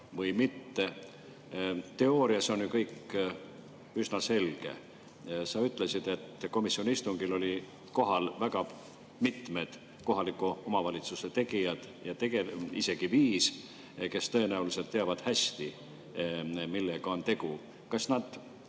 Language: Estonian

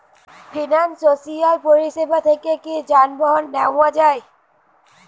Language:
Bangla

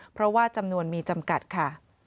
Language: Thai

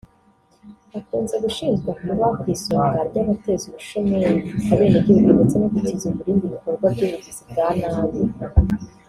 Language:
Kinyarwanda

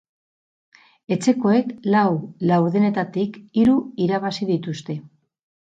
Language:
Basque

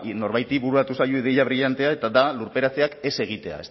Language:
Basque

